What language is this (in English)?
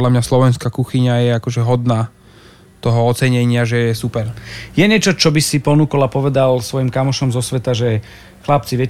Slovak